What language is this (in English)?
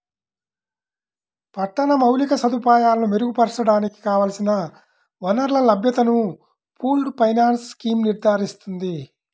Telugu